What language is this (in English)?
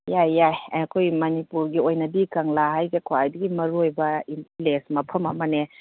Manipuri